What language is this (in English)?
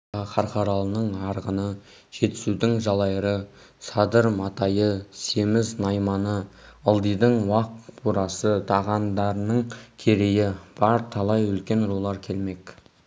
Kazakh